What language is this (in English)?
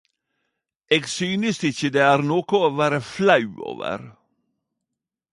Norwegian Nynorsk